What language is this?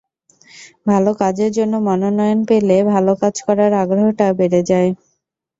Bangla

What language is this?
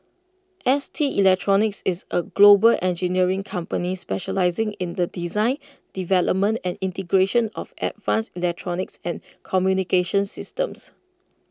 English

